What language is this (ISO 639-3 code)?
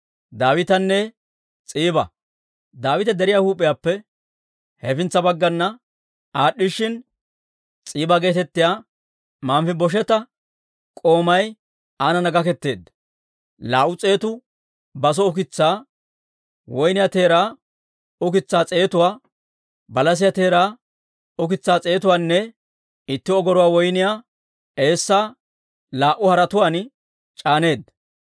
dwr